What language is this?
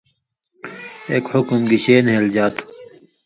Indus Kohistani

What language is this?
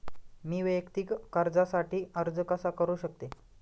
Marathi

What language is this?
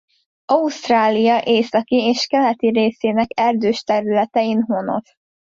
Hungarian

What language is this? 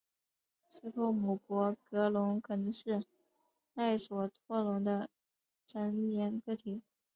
Chinese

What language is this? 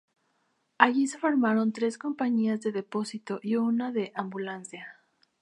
Spanish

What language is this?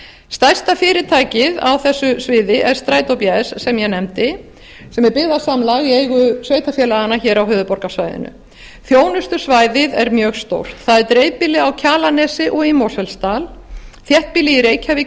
Icelandic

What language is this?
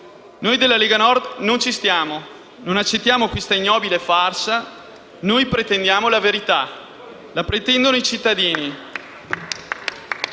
Italian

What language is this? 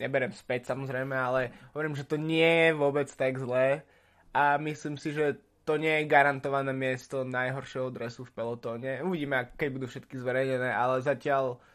Slovak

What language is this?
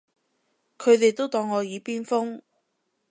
Cantonese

